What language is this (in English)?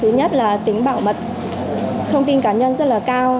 Vietnamese